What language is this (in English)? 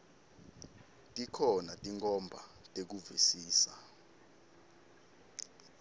Swati